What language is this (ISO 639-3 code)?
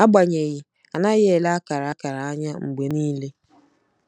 ibo